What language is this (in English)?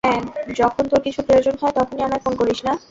Bangla